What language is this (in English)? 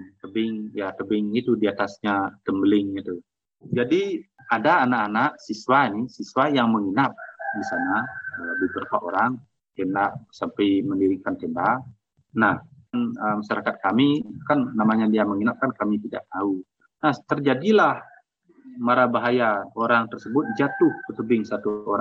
Indonesian